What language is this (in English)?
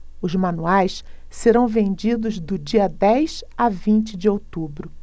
Portuguese